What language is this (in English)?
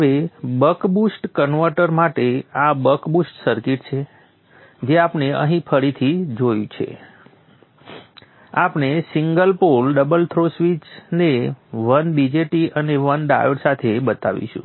Gujarati